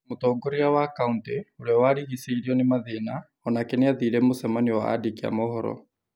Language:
Kikuyu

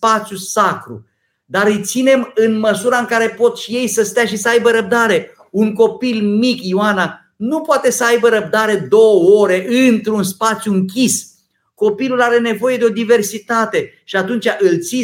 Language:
Romanian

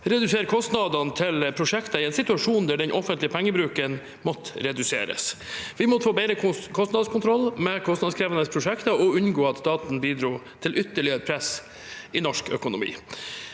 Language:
Norwegian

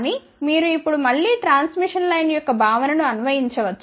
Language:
Telugu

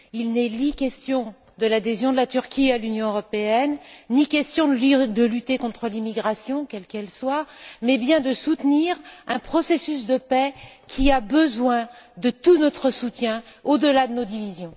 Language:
French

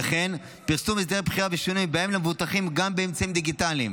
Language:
Hebrew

